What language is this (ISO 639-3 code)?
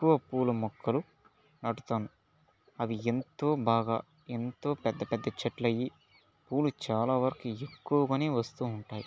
tel